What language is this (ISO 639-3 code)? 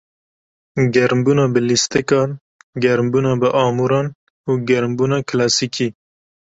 kur